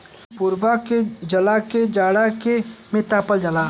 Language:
Bhojpuri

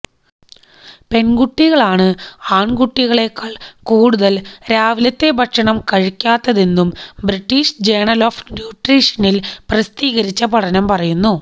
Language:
Malayalam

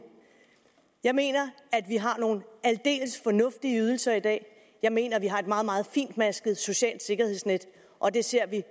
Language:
Danish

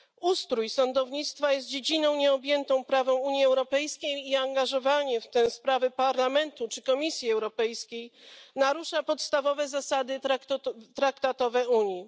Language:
Polish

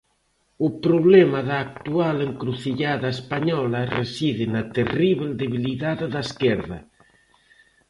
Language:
Galician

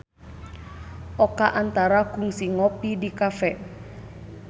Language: Sundanese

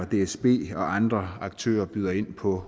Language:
Danish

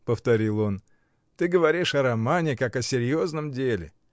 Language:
Russian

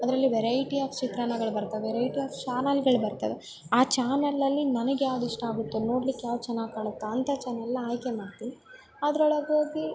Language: Kannada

